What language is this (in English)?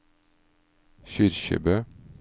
Norwegian